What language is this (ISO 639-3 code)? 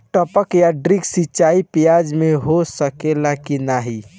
bho